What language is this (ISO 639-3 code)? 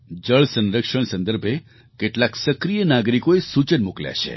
guj